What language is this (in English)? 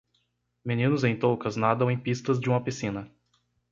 Portuguese